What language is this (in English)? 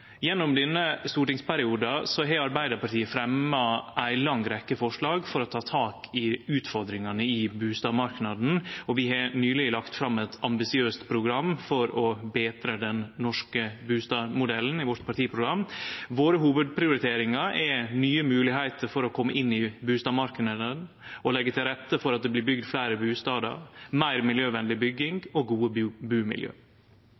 Norwegian Nynorsk